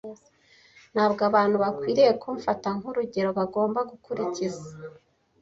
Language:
Kinyarwanda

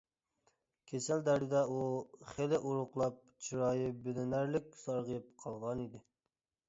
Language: Uyghur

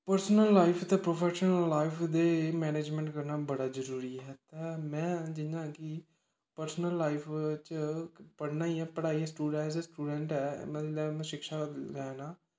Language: Dogri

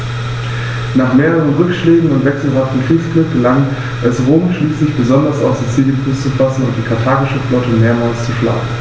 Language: German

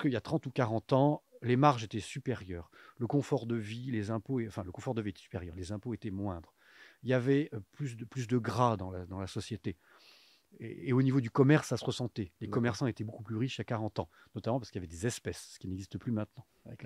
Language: French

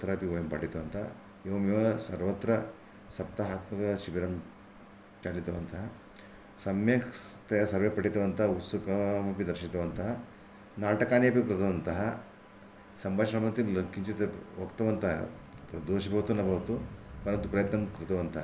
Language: Sanskrit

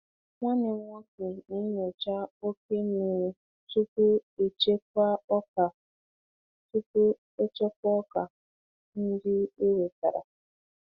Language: Igbo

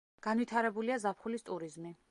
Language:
Georgian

